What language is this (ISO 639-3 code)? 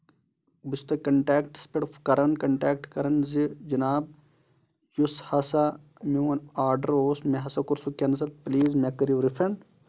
kas